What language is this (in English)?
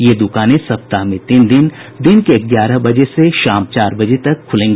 Hindi